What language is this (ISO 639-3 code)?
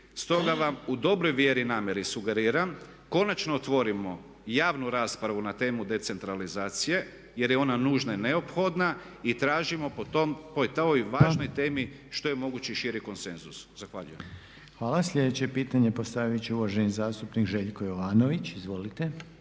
hrv